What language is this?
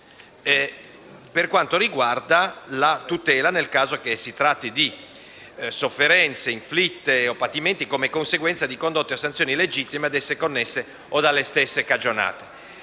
Italian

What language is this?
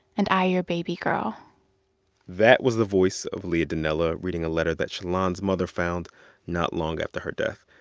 English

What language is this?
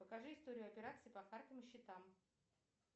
Russian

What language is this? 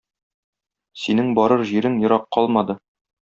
Tatar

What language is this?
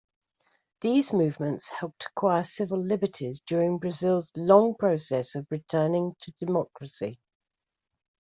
English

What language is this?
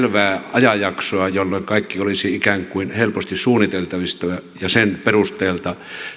Finnish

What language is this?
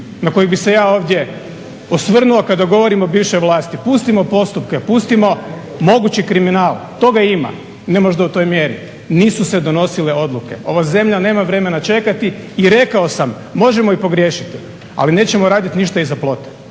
Croatian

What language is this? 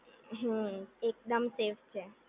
Gujarati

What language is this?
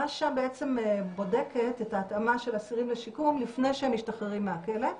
Hebrew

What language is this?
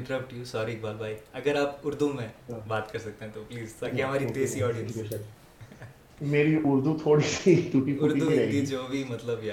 Urdu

